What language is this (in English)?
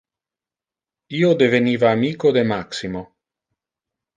Interlingua